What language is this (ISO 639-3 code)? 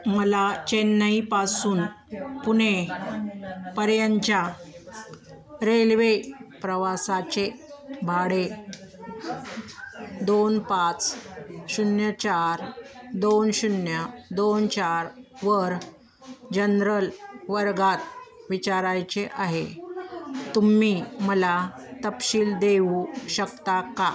mar